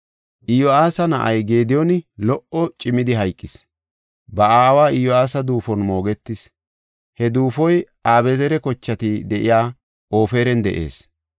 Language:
Gofa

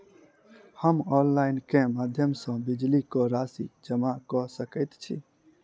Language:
Maithili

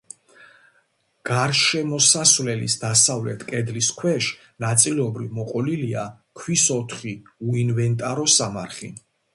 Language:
Georgian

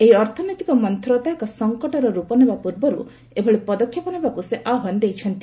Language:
Odia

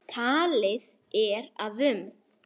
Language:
Icelandic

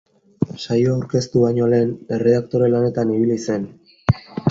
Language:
Basque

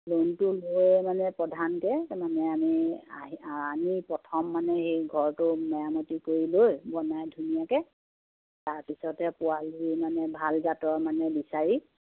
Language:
Assamese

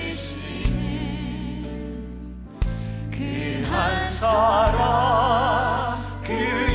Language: Korean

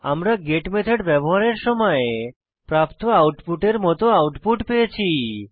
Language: Bangla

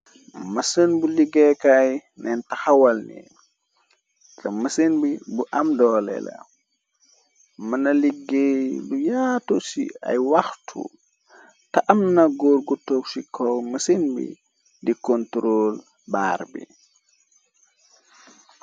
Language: Wolof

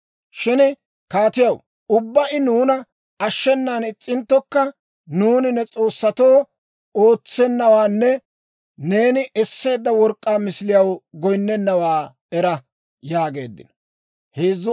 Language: Dawro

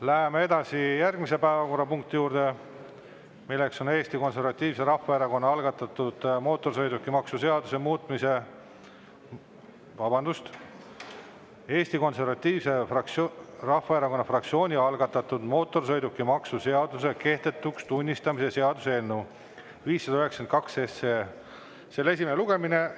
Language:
Estonian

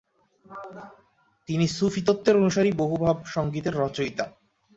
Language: Bangla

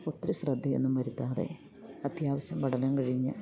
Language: Malayalam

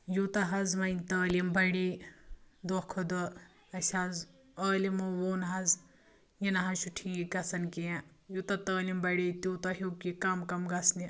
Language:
Kashmiri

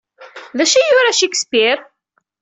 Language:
Kabyle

